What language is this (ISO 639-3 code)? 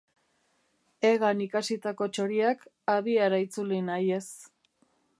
eus